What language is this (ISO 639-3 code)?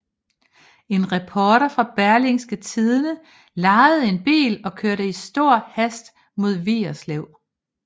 dan